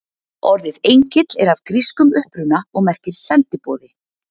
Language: Icelandic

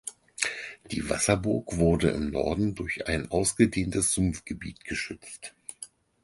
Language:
German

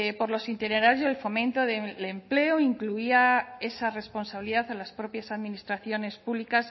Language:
Spanish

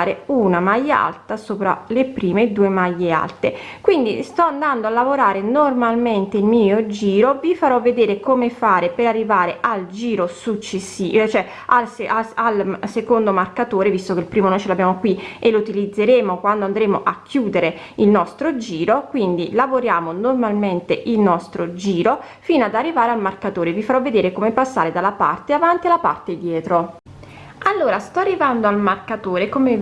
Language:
Italian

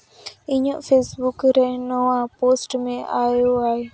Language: Santali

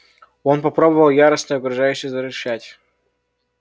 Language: Russian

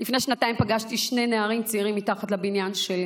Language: Hebrew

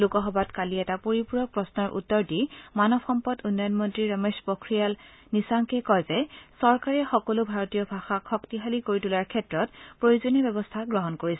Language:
Assamese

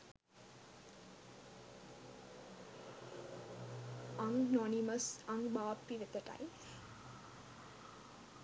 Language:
Sinhala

